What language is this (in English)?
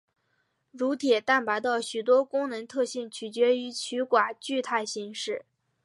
Chinese